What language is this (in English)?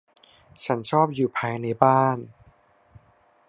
Thai